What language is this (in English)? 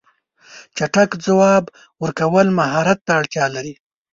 Pashto